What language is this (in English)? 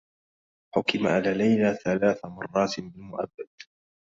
Arabic